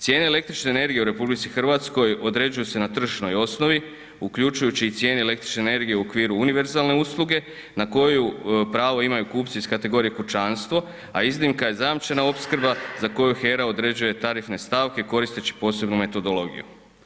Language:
Croatian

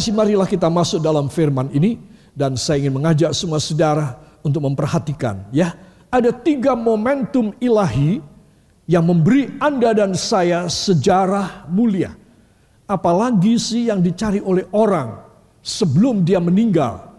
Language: Indonesian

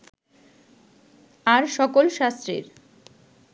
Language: Bangla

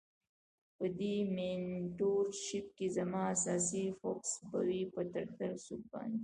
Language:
Pashto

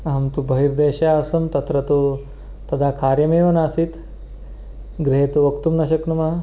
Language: Sanskrit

